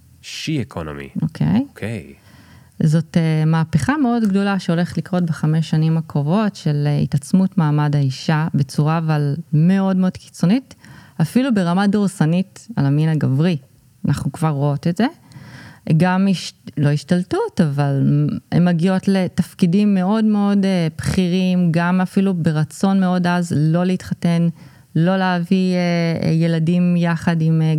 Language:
Hebrew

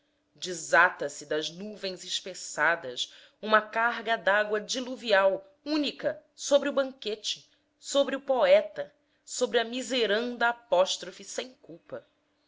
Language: Portuguese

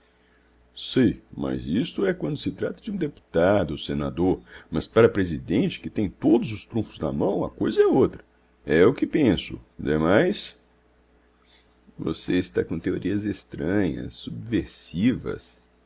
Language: Portuguese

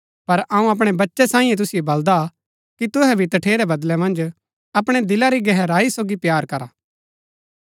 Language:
Gaddi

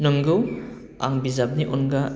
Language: Bodo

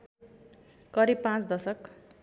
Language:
Nepali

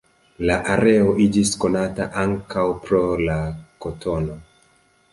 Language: Esperanto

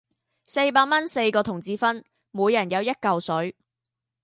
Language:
Cantonese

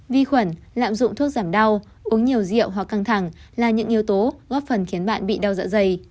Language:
Vietnamese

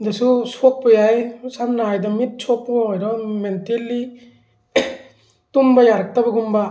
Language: Manipuri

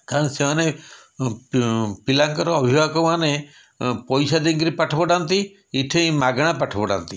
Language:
Odia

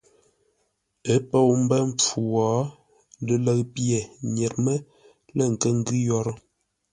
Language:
Ngombale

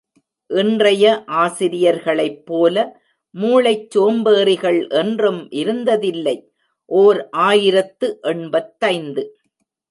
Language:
Tamil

